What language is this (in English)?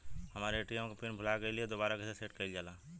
Bhojpuri